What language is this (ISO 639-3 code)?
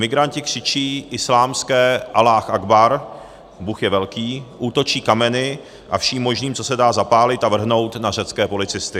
ces